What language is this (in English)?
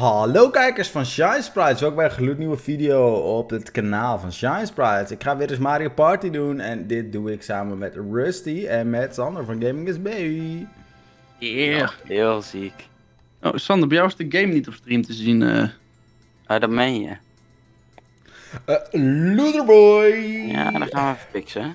Dutch